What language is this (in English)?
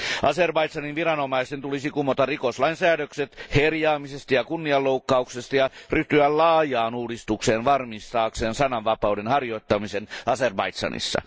Finnish